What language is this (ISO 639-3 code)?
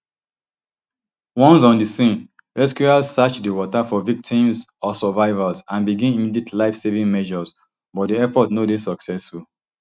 pcm